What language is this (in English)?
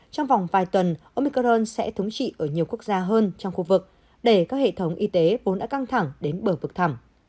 Vietnamese